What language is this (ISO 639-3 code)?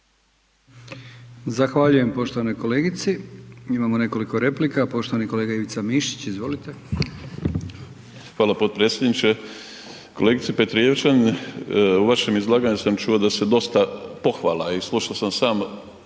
hrv